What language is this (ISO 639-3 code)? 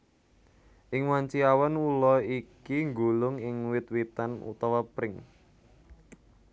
jav